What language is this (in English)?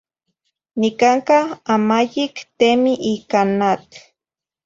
Zacatlán-Ahuacatlán-Tepetzintla Nahuatl